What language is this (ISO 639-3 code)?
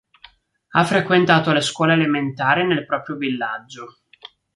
ita